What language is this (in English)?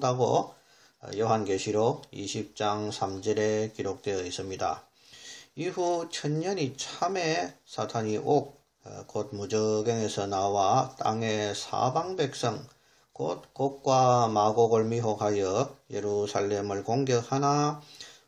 Korean